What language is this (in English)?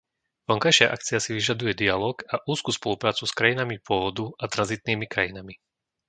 Slovak